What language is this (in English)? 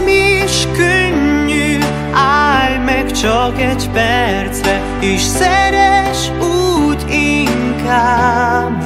Hungarian